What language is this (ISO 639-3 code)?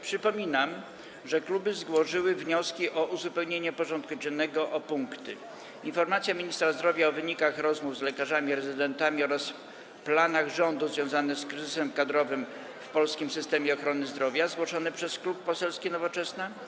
pol